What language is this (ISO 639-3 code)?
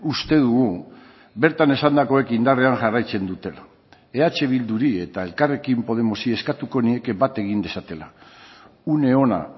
eus